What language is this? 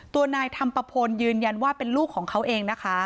Thai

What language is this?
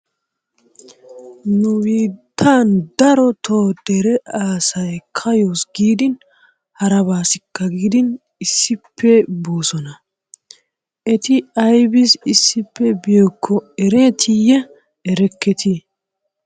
Wolaytta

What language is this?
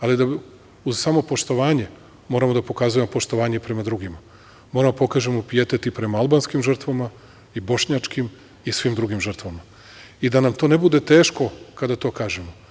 Serbian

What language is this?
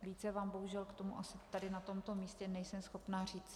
Czech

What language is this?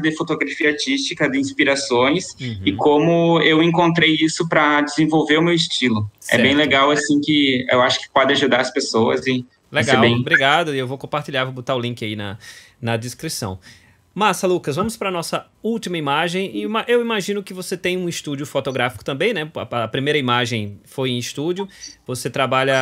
Portuguese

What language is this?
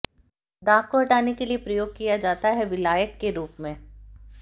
Hindi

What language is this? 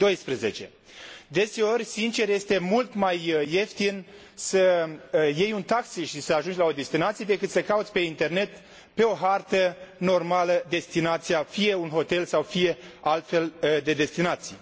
Romanian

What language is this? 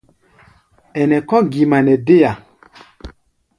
Gbaya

